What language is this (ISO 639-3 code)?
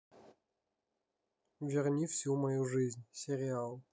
rus